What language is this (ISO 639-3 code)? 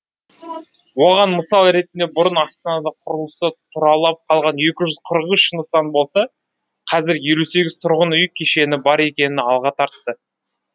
kaz